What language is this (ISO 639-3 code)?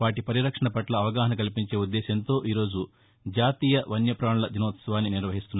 tel